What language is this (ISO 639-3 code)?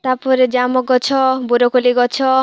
ori